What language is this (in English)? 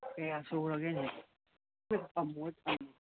Manipuri